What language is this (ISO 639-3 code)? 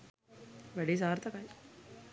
sin